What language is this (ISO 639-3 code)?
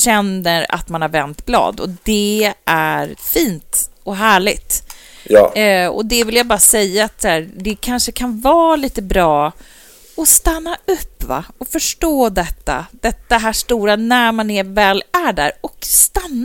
swe